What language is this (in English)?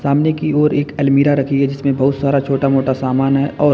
Hindi